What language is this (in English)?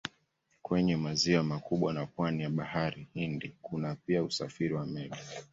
Swahili